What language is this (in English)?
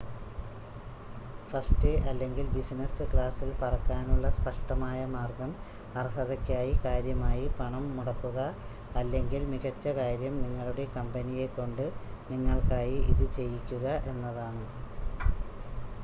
Malayalam